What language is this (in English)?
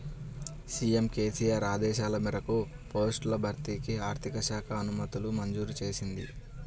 Telugu